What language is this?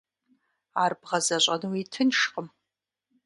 Kabardian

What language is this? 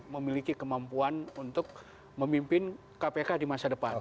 Indonesian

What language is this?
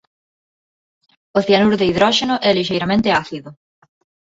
Galician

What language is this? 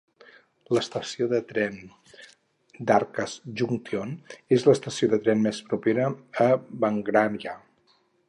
Catalan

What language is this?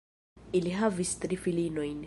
Esperanto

